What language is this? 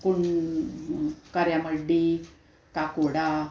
Konkani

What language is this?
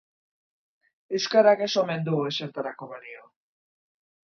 Basque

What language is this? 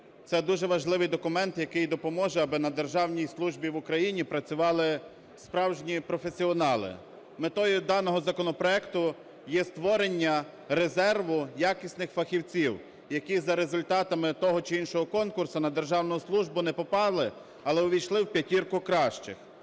Ukrainian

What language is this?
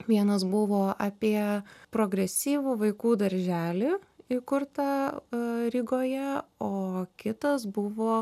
Lithuanian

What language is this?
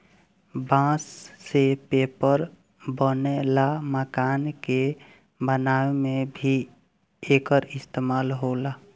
Bhojpuri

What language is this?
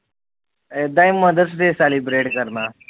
Punjabi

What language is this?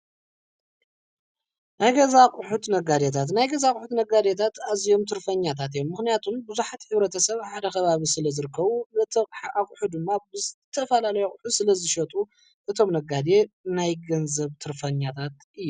Tigrinya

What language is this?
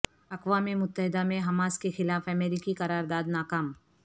Urdu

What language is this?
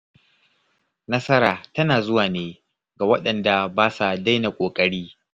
Hausa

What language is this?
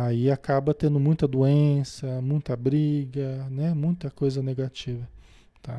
Portuguese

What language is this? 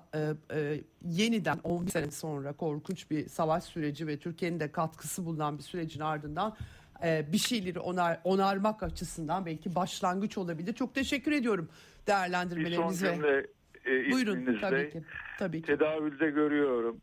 Turkish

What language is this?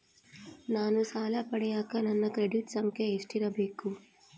Kannada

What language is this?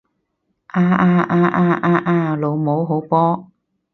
Cantonese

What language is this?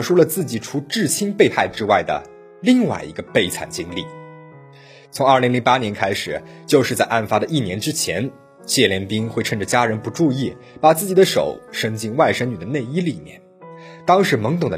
Chinese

